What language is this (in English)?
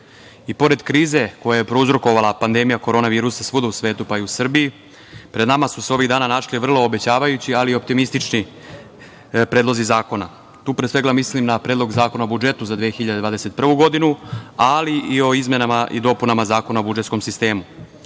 Serbian